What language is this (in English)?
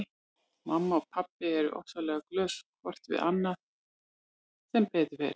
Icelandic